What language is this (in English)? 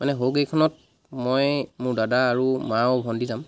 Assamese